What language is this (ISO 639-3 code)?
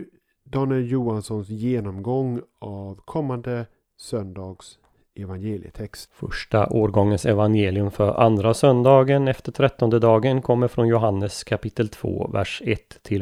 swe